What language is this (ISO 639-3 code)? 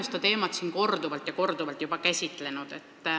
est